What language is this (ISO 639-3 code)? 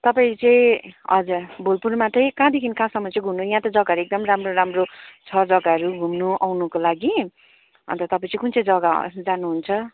nep